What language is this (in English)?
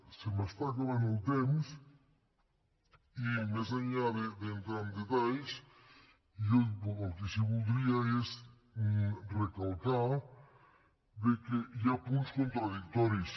Catalan